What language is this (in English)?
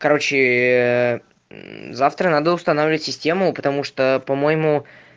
Russian